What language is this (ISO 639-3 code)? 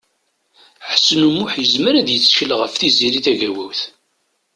kab